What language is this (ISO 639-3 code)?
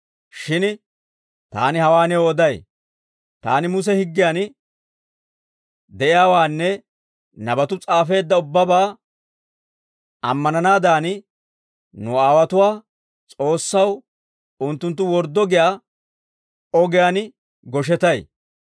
dwr